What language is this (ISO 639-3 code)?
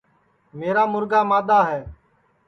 ssi